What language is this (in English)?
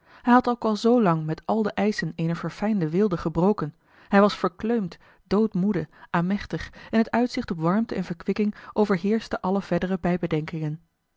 Dutch